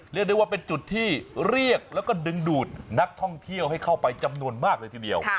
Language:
Thai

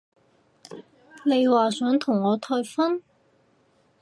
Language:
Cantonese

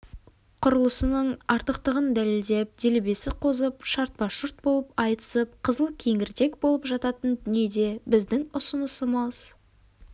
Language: Kazakh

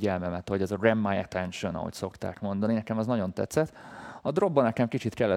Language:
Hungarian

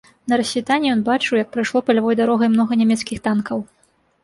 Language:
Belarusian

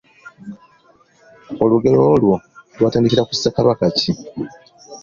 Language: Ganda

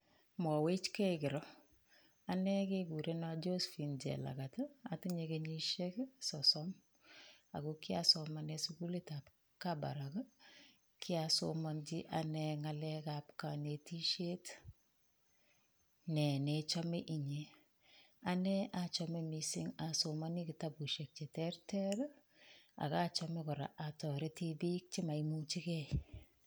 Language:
Kalenjin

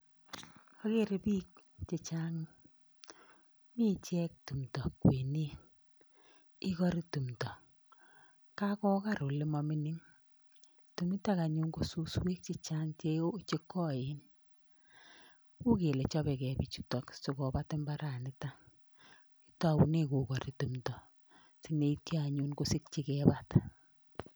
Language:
Kalenjin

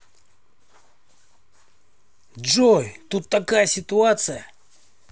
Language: Russian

